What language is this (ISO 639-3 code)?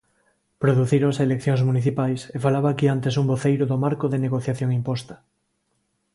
glg